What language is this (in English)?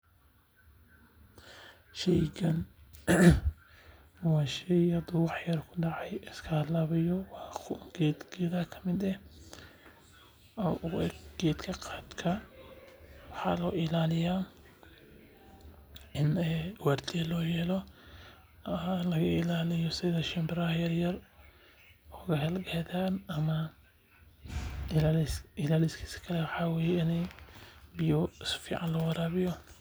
Somali